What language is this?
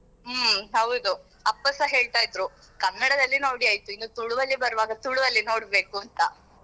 Kannada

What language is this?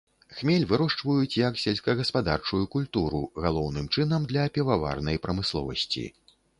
Belarusian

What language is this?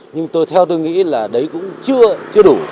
Vietnamese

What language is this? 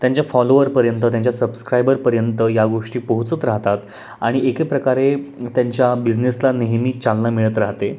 Marathi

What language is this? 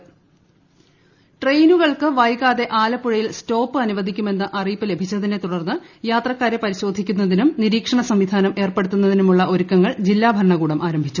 Malayalam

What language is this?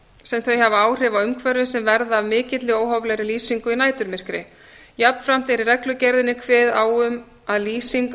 Icelandic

